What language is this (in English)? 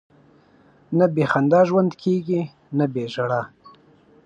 Pashto